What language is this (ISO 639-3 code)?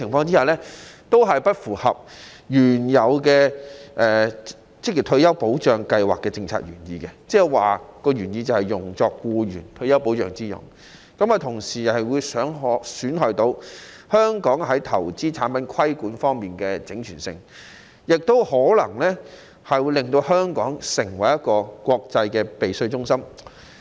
yue